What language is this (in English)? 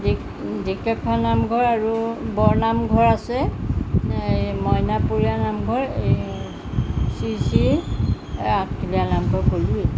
Assamese